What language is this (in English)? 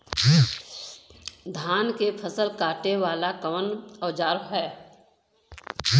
Bhojpuri